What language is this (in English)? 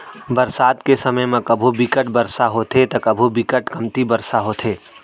Chhattisgarhi